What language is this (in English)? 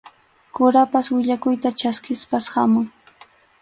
Arequipa-La Unión Quechua